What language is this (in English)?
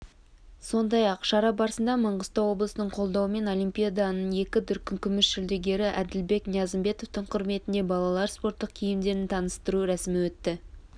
Kazakh